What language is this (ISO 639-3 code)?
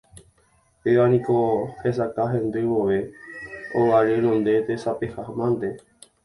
grn